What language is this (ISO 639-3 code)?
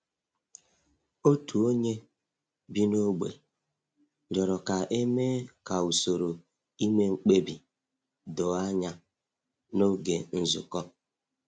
ibo